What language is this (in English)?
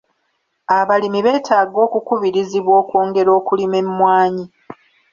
Ganda